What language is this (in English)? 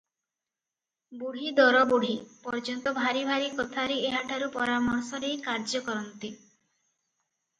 Odia